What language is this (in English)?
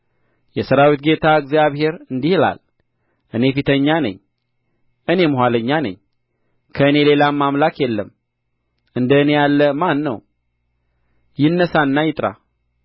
Amharic